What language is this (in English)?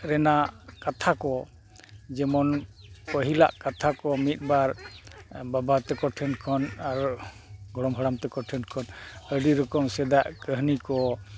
Santali